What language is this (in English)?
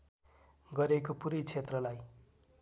Nepali